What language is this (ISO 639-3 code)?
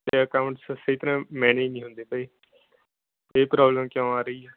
pan